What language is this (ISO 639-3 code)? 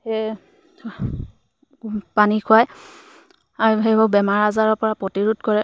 asm